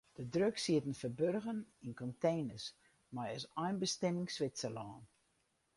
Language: Western Frisian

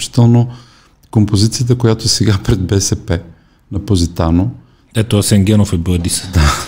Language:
Bulgarian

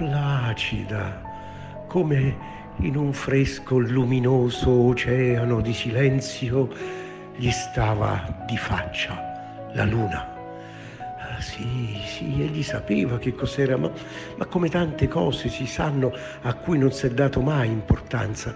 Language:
Italian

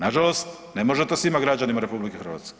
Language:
Croatian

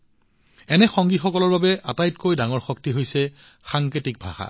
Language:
Assamese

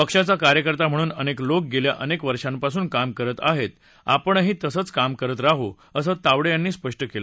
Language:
Marathi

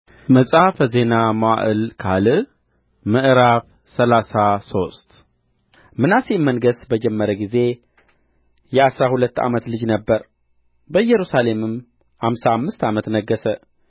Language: Amharic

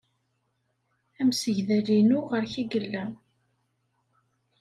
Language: Kabyle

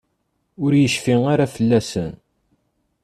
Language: Kabyle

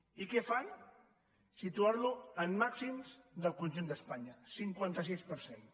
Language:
Catalan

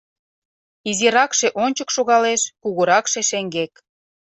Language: Mari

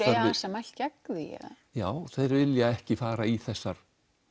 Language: Icelandic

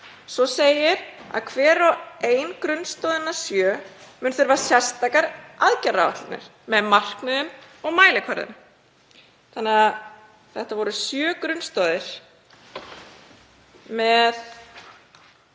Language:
Icelandic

